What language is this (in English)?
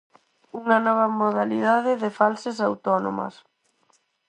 Galician